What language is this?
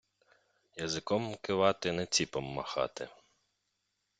Ukrainian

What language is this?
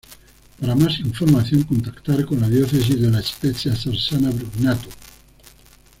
Spanish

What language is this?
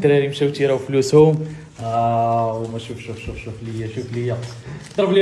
Arabic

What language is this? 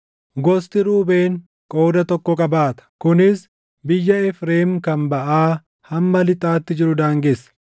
Oromo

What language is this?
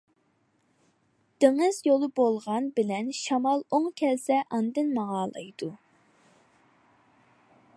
Uyghur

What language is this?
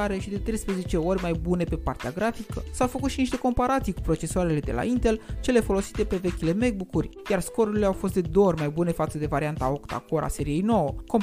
Romanian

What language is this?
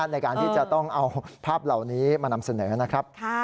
Thai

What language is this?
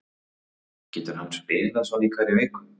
Icelandic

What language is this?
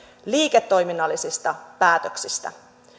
Finnish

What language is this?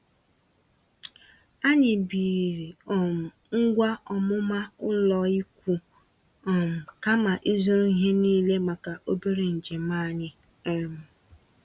Igbo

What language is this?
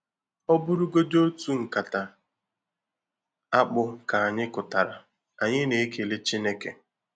Igbo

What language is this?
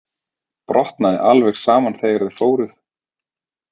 Icelandic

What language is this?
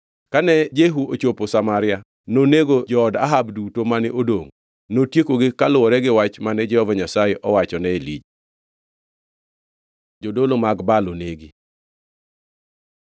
Luo (Kenya and Tanzania)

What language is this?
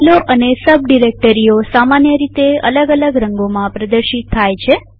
Gujarati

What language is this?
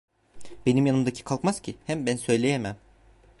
Turkish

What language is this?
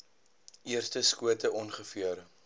Afrikaans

